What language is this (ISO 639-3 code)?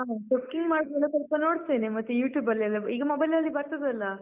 kan